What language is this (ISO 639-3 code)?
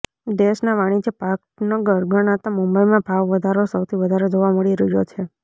guj